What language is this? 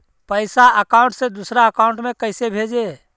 Magahi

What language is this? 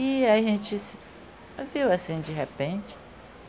Portuguese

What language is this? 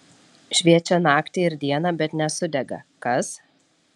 Lithuanian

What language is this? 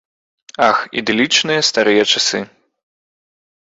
Belarusian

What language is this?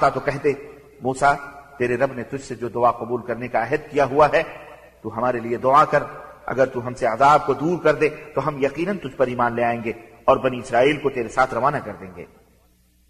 Arabic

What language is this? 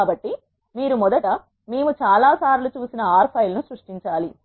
Telugu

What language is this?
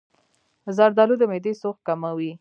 Pashto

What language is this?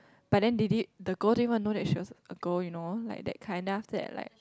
English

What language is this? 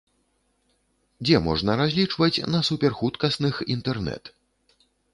Belarusian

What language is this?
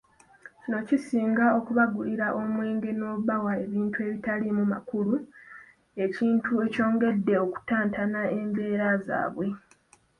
Ganda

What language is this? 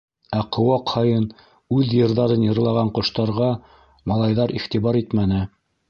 Bashkir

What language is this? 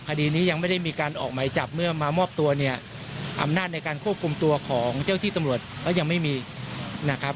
Thai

